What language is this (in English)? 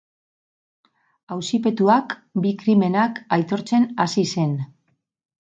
Basque